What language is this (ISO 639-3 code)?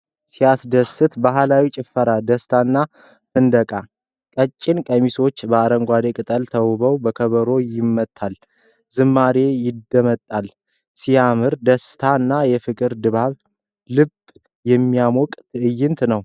amh